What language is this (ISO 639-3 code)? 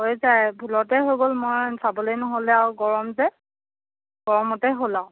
asm